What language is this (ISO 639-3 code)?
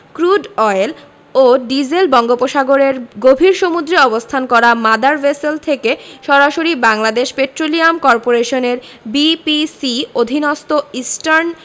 ben